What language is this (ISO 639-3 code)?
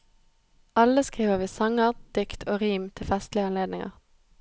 nor